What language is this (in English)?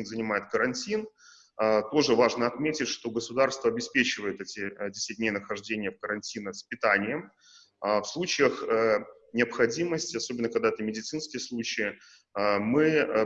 Russian